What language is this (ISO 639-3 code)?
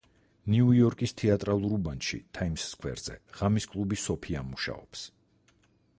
kat